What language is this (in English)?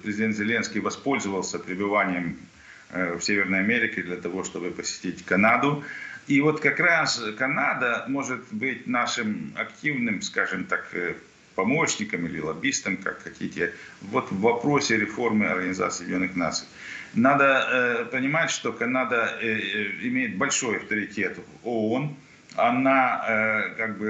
Russian